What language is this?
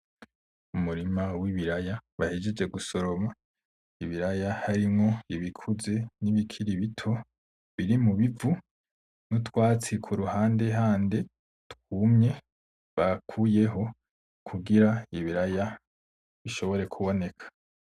Rundi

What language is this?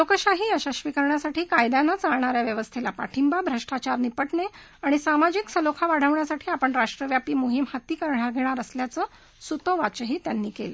Marathi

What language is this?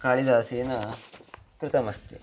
Sanskrit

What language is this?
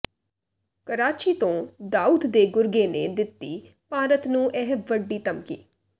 Punjabi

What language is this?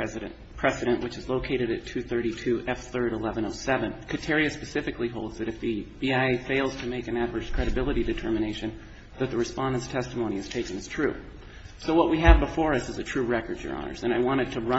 English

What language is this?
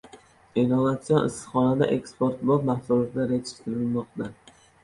Uzbek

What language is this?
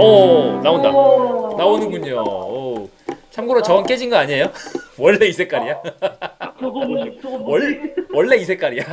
Korean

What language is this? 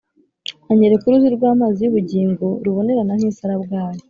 Kinyarwanda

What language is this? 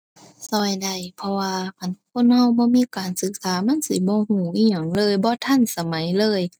Thai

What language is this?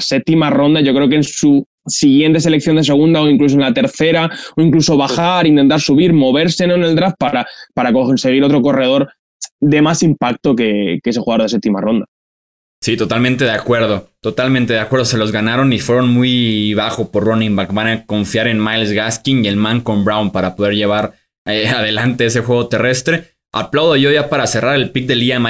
Spanish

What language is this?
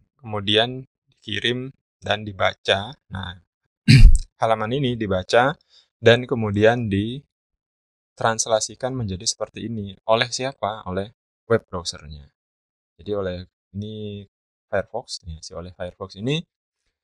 Indonesian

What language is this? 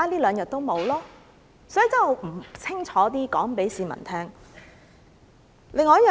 Cantonese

